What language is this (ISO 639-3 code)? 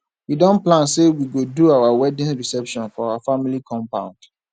pcm